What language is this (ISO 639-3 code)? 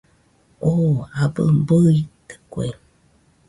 hux